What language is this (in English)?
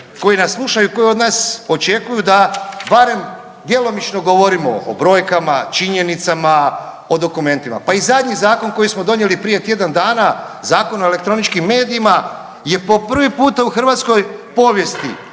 Croatian